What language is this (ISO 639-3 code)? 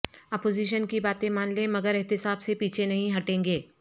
urd